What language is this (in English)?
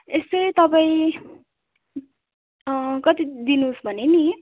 Nepali